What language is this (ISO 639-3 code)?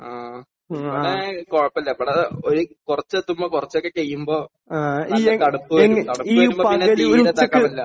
mal